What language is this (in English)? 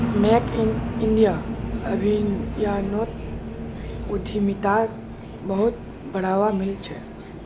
Magahi